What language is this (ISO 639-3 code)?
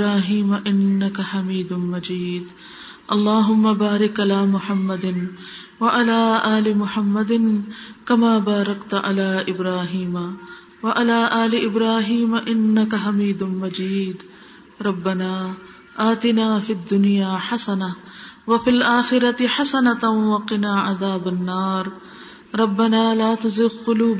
urd